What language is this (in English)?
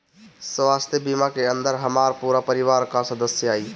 Bhojpuri